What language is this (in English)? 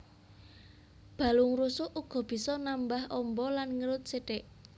Javanese